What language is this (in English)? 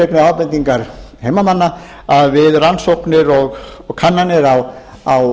Icelandic